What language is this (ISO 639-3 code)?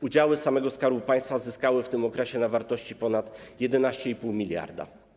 pol